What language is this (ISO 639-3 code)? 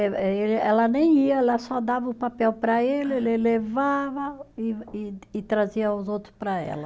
por